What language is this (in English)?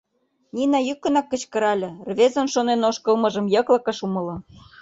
Mari